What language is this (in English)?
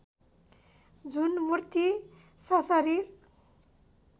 Nepali